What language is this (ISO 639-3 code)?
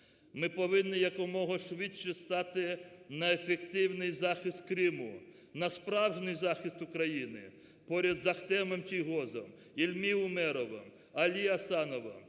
ukr